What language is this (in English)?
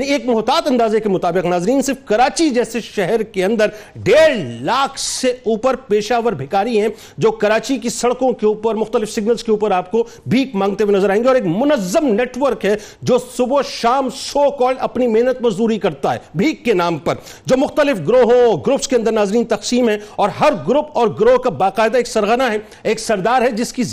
Urdu